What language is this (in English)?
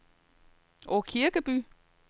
Danish